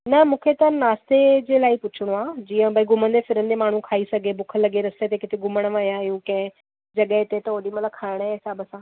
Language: Sindhi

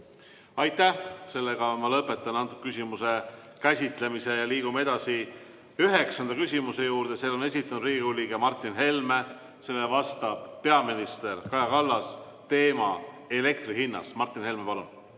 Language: Estonian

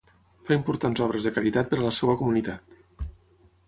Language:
Catalan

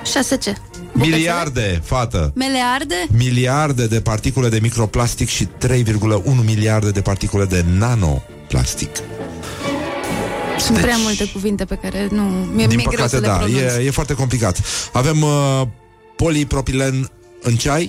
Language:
Romanian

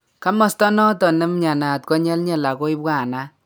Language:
Kalenjin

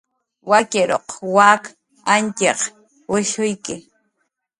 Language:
Jaqaru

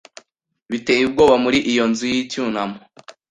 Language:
Kinyarwanda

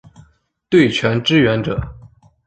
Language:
Chinese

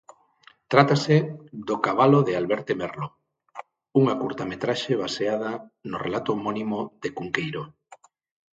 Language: Galician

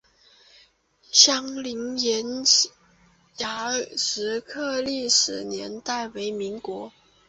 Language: Chinese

